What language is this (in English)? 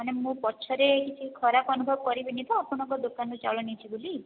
Odia